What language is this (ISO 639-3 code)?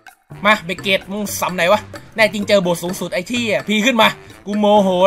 tha